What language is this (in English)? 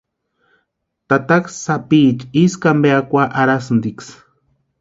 Western Highland Purepecha